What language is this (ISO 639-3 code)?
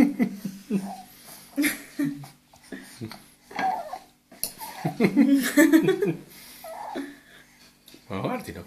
lav